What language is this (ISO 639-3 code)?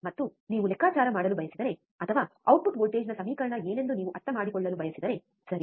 kan